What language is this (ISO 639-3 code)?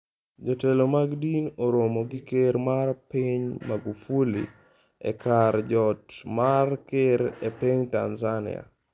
luo